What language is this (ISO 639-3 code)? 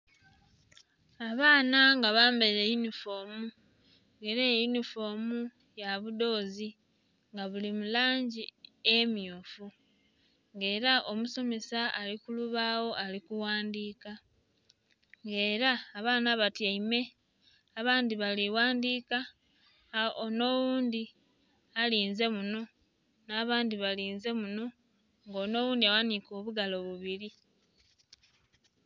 xog